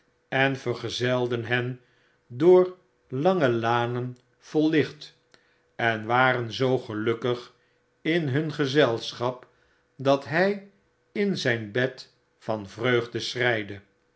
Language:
Dutch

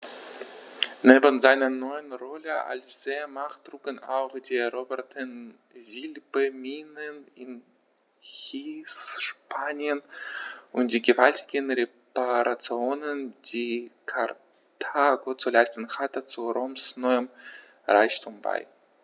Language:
German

